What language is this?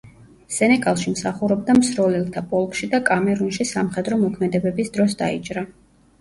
Georgian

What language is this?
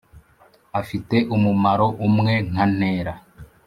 Kinyarwanda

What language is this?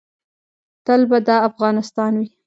Pashto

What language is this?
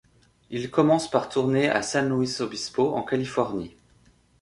French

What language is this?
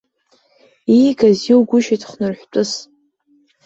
Abkhazian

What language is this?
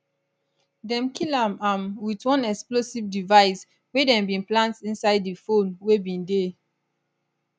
Nigerian Pidgin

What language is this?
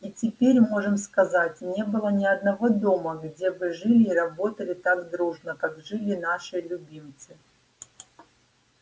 Russian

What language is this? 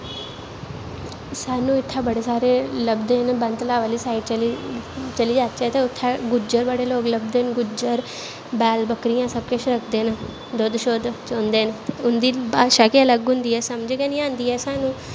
Dogri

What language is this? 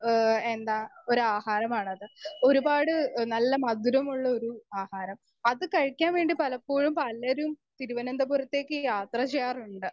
Malayalam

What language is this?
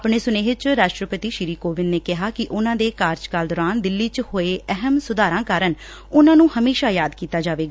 Punjabi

